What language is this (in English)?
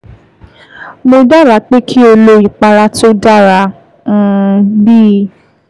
Yoruba